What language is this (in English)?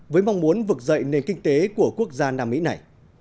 Vietnamese